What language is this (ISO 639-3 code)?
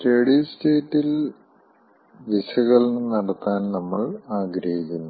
mal